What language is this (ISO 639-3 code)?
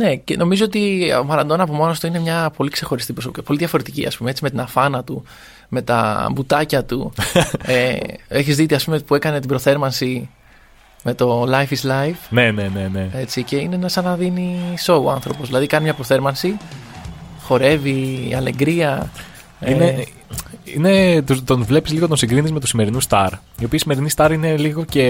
ell